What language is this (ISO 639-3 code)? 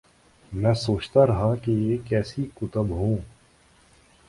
urd